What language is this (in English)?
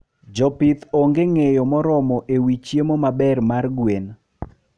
Luo (Kenya and Tanzania)